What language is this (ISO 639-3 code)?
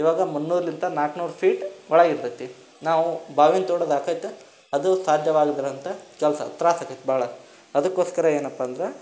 kan